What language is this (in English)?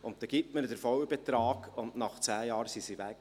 Swiss German